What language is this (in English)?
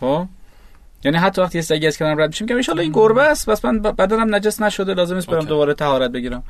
Persian